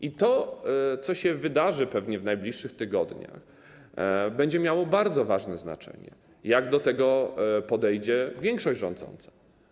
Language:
Polish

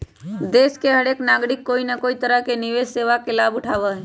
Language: Magahi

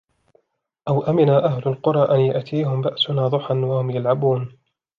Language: Arabic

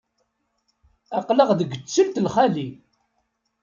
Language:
Kabyle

